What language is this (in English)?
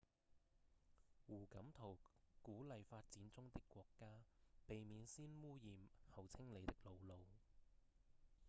Cantonese